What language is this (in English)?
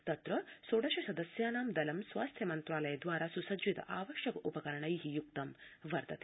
Sanskrit